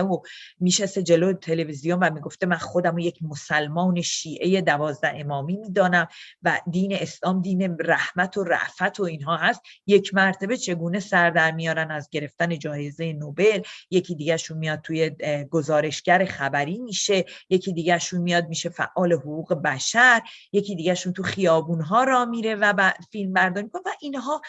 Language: Persian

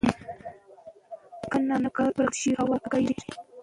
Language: Pashto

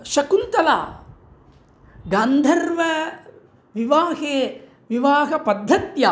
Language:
Sanskrit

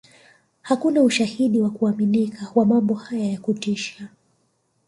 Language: Swahili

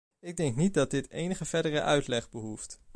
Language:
Dutch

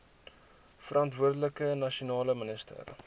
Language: Afrikaans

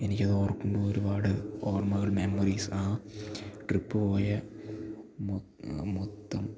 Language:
Malayalam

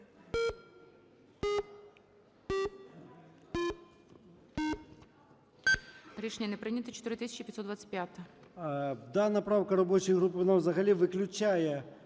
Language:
Ukrainian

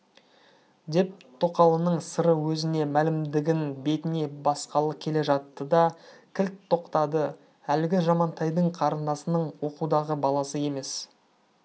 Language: Kazakh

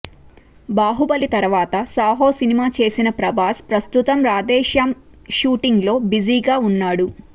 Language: Telugu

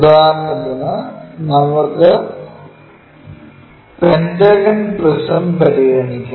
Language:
Malayalam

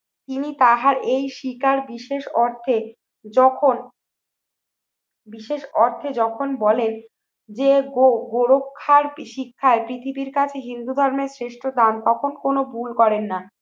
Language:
Bangla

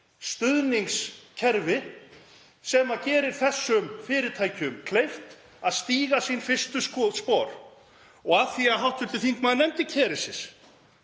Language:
Icelandic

